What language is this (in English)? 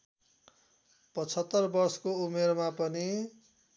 Nepali